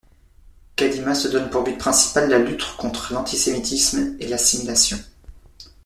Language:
French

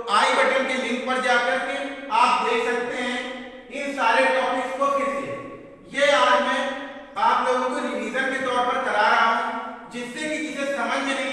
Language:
Hindi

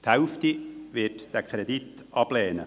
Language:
Swiss German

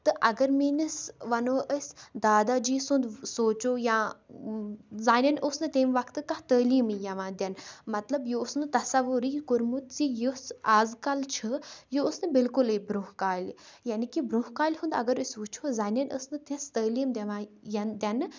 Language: Kashmiri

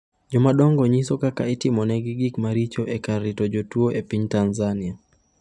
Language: Luo (Kenya and Tanzania)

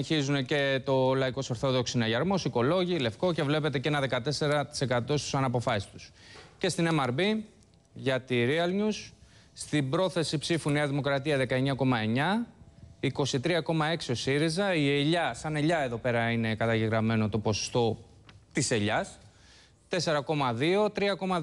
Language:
Greek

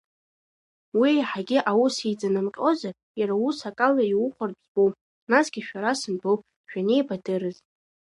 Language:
Abkhazian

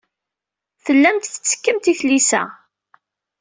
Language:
Kabyle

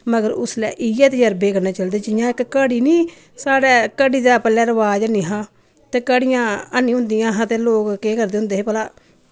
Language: Dogri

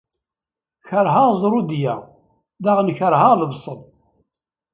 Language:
Kabyle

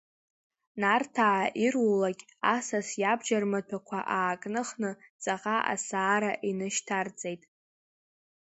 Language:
Abkhazian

